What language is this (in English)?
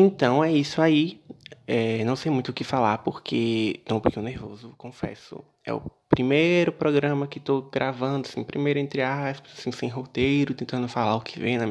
Portuguese